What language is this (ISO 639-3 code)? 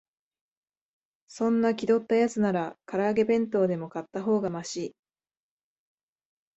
jpn